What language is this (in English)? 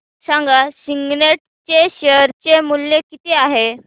Marathi